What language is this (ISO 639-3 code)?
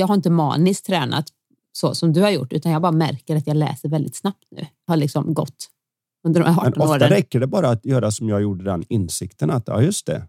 swe